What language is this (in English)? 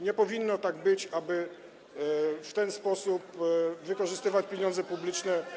Polish